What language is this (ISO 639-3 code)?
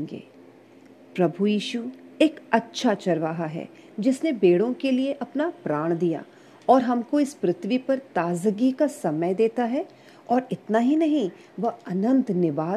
hin